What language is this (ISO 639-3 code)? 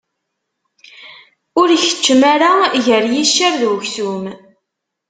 kab